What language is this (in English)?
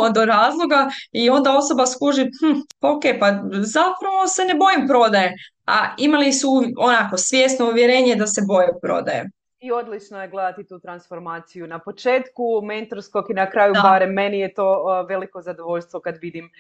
Croatian